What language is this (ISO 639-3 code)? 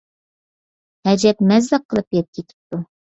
uig